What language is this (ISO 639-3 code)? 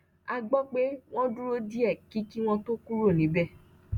yor